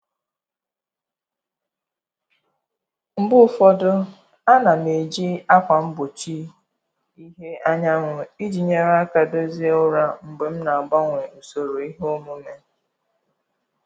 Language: Igbo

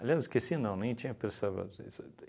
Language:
Portuguese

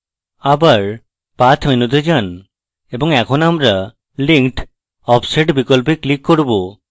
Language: Bangla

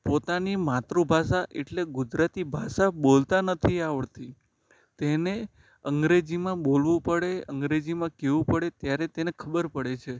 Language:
Gujarati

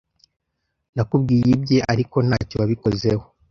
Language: Kinyarwanda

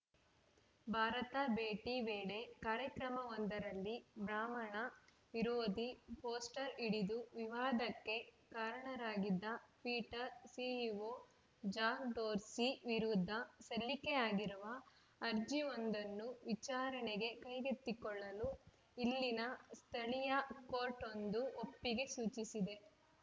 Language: Kannada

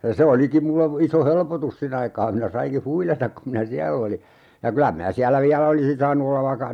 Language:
Finnish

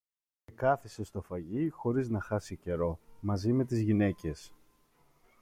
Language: Greek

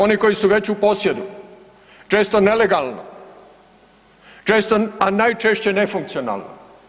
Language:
Croatian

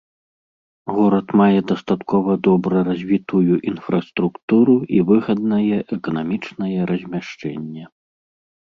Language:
Belarusian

